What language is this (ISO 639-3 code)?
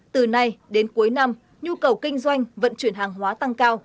vie